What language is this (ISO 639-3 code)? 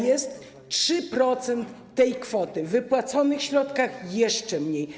pol